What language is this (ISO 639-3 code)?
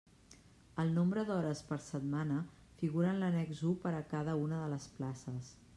cat